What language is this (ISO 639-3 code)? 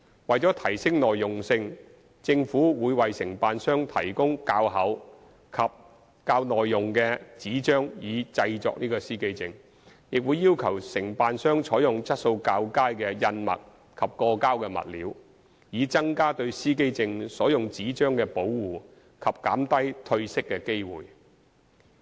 yue